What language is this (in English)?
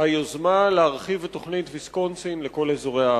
Hebrew